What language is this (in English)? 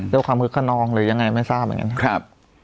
Thai